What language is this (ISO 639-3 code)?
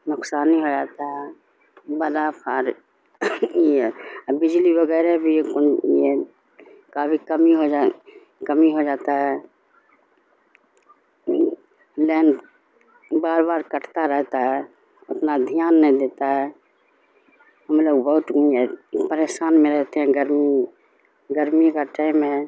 urd